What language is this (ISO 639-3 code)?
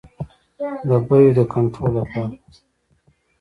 pus